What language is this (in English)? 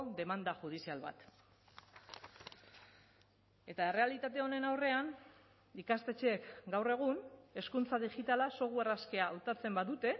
Basque